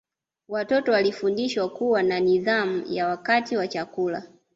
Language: Swahili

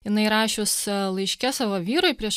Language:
Lithuanian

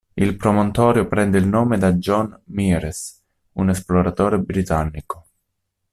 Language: Italian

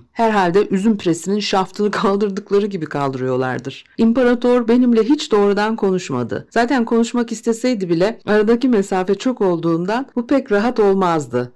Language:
Turkish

